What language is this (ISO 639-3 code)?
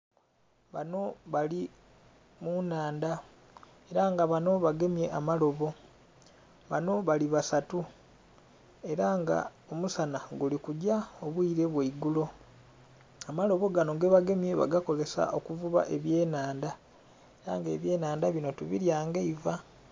xog